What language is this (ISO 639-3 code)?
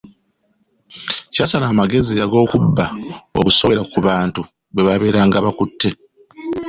lug